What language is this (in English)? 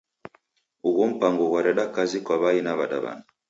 Taita